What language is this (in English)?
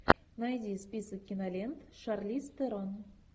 Russian